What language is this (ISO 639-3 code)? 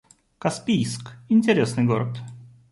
rus